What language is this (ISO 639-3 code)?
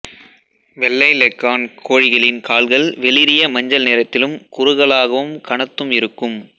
tam